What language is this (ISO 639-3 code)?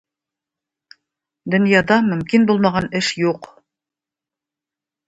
tat